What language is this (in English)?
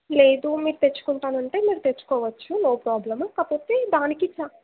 Telugu